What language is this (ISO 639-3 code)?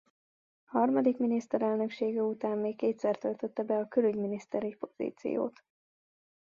hun